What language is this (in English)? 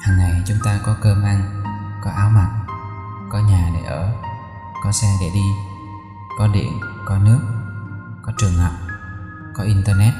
Vietnamese